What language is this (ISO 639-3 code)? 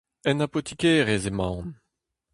bre